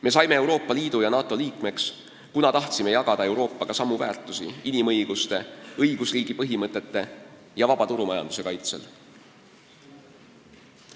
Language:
Estonian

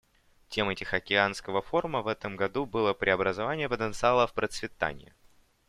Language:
Russian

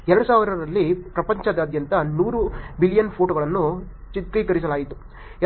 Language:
Kannada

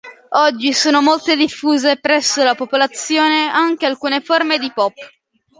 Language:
Italian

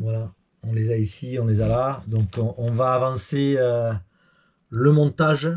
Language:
French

